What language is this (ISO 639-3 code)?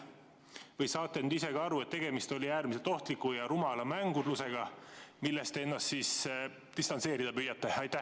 est